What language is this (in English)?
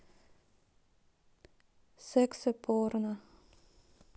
Russian